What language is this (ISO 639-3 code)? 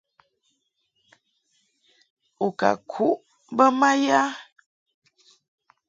mhk